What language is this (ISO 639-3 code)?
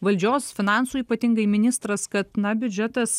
lit